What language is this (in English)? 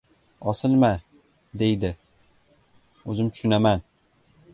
Uzbek